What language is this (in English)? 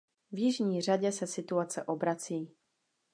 Czech